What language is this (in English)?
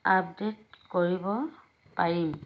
Assamese